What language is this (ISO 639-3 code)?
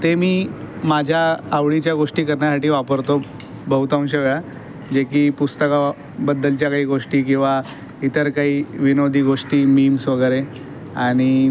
mar